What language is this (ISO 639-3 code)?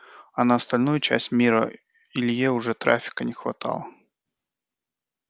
rus